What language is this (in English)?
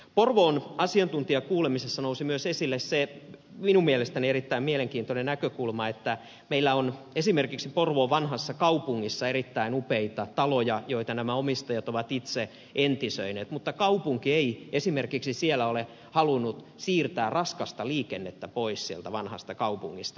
Finnish